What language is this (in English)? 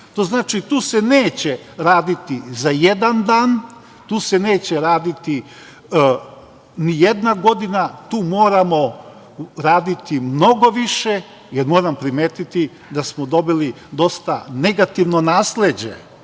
Serbian